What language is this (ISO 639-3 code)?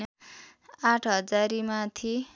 nep